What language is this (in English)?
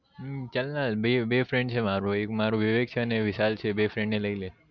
Gujarati